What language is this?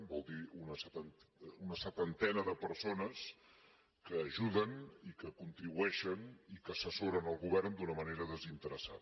Catalan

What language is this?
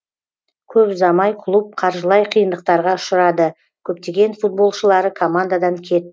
Kazakh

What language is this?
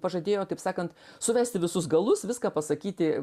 Lithuanian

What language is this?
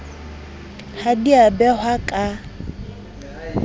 Southern Sotho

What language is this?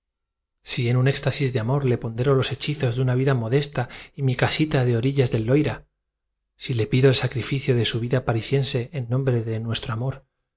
Spanish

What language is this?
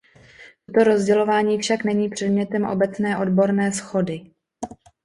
Czech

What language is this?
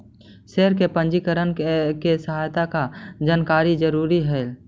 Magahi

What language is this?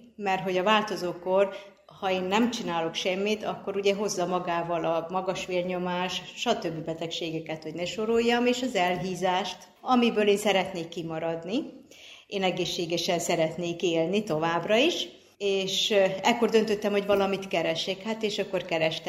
Hungarian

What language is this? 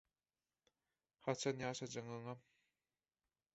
Turkmen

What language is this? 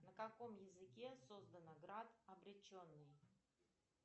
Russian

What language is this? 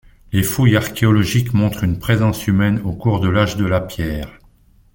French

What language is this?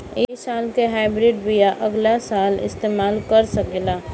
Bhojpuri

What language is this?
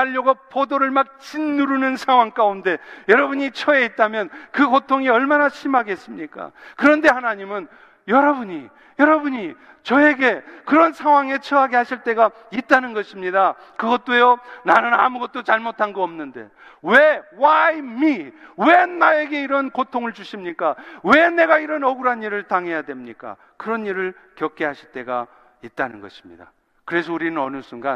Korean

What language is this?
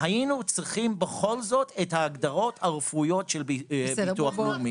Hebrew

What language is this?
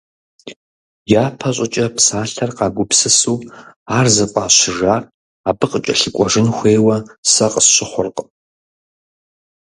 Kabardian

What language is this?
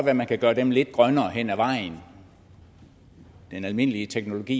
Danish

